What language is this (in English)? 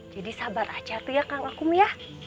Indonesian